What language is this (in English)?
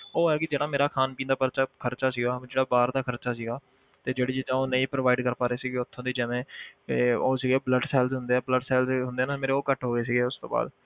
Punjabi